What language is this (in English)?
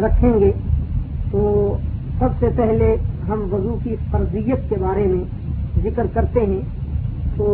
Urdu